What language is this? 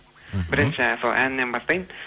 Kazakh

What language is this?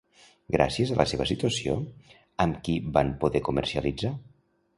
Catalan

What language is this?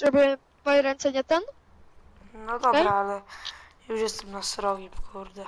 Polish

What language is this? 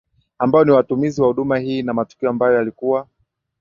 Swahili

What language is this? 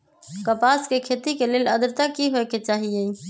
Magahi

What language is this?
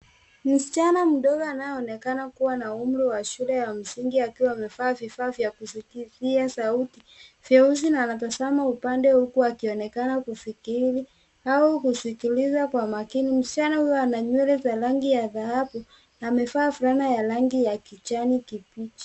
Swahili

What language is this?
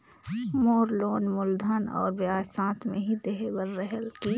Chhattisgarhi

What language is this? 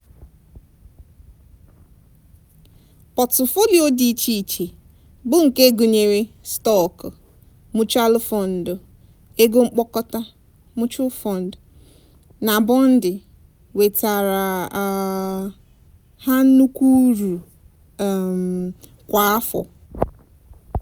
Igbo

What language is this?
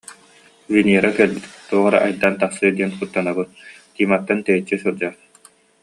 Yakut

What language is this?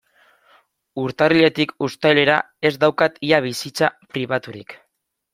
Basque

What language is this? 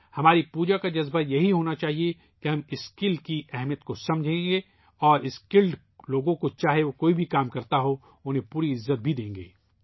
Urdu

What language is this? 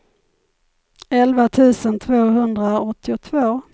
Swedish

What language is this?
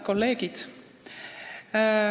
Estonian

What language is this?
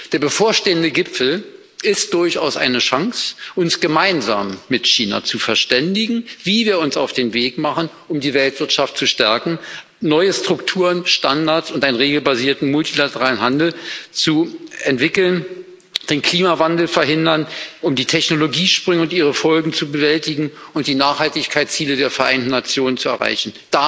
German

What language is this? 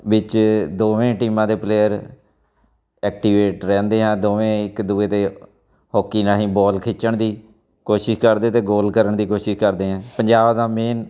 Punjabi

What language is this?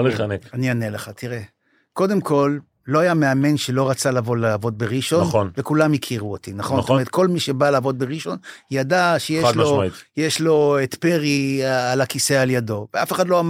Hebrew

